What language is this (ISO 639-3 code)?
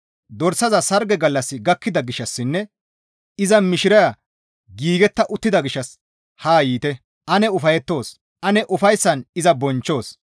gmv